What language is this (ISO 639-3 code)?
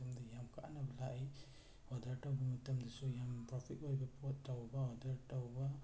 mni